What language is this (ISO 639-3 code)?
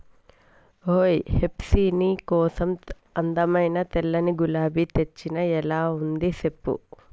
tel